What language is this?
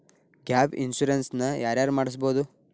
Kannada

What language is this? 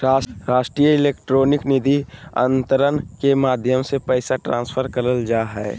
Magahi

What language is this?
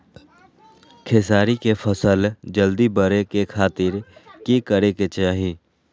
Magahi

